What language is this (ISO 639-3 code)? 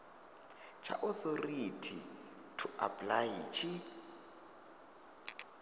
ven